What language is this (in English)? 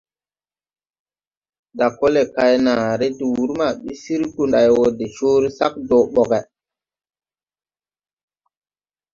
Tupuri